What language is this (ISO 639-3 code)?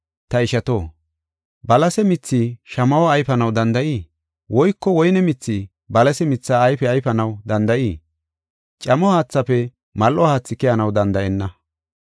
gof